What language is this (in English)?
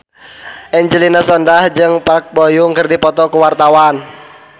Sundanese